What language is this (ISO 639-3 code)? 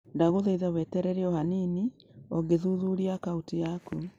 kik